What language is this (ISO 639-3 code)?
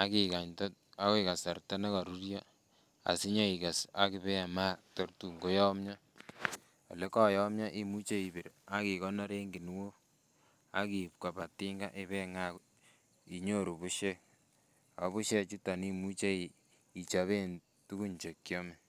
kln